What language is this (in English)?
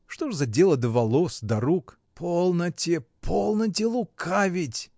Russian